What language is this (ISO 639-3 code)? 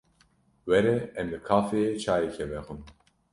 kur